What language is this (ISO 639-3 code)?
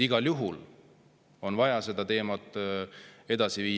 est